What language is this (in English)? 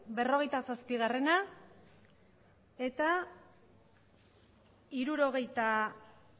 Basque